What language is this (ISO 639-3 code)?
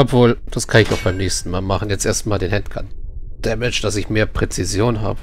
deu